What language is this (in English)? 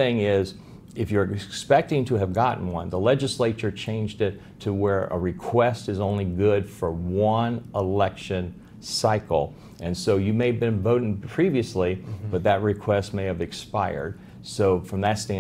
English